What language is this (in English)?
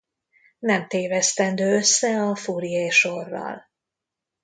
Hungarian